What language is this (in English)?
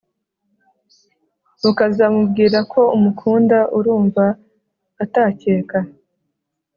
Kinyarwanda